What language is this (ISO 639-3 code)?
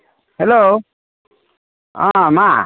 brx